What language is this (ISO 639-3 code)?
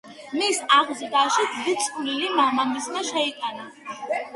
kat